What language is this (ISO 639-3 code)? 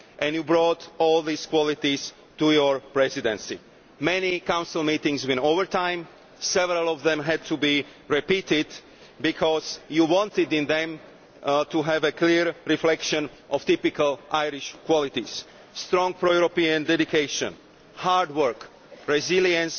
eng